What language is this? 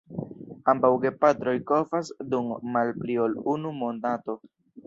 Esperanto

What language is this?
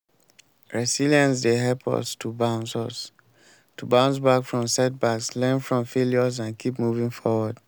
Nigerian Pidgin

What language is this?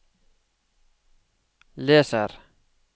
Norwegian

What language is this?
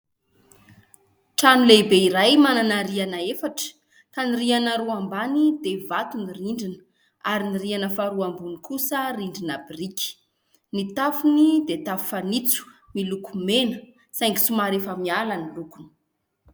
Malagasy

